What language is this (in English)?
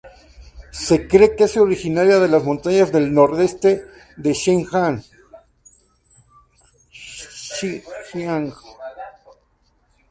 Spanish